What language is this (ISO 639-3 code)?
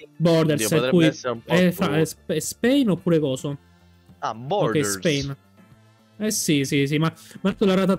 ita